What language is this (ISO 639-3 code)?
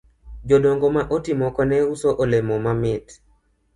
luo